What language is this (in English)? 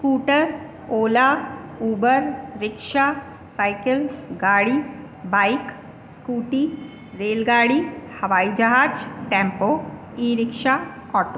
Sindhi